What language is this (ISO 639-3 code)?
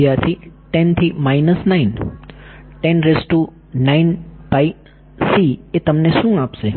guj